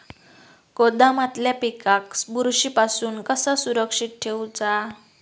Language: Marathi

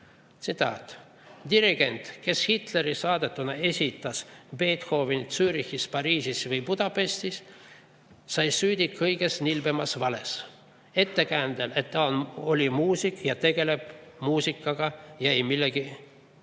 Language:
Estonian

